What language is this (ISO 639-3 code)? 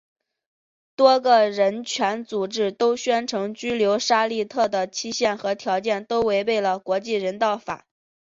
zho